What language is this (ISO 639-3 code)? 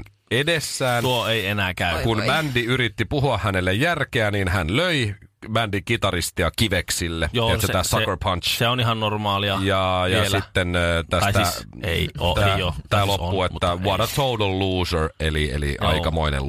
fin